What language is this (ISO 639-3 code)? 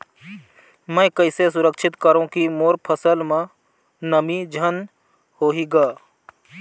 hne